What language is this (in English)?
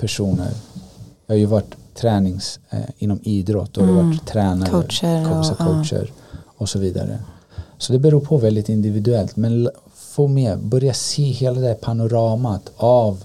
Swedish